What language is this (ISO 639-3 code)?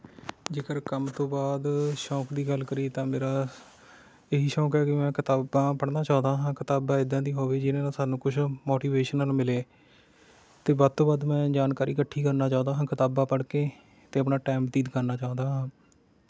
pan